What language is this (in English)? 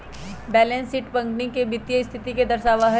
Magahi